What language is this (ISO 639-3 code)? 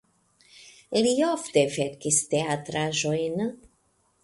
epo